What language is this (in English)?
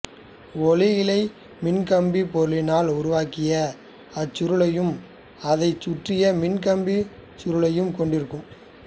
Tamil